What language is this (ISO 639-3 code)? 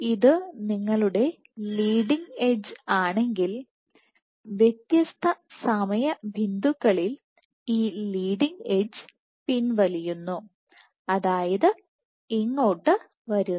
mal